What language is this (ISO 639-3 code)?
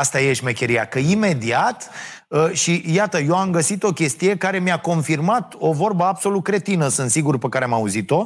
ron